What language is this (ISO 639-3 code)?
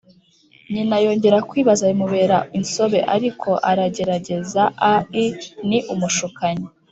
kin